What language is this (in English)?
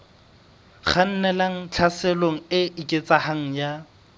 Southern Sotho